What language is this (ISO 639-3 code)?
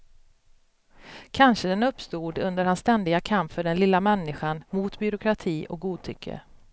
swe